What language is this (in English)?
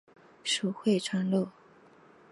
Chinese